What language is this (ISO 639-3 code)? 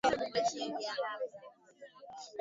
swa